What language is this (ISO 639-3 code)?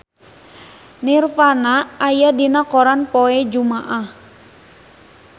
sun